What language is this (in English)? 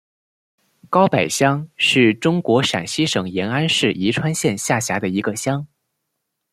Chinese